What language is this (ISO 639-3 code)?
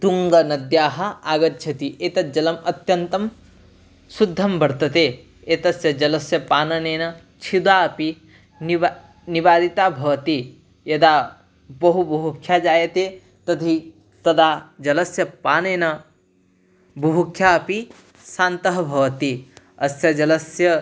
san